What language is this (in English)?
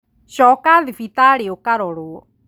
Kikuyu